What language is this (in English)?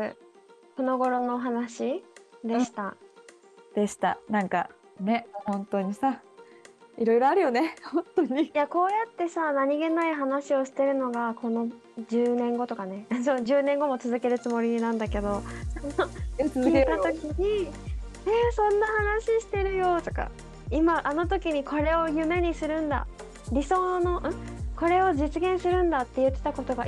Japanese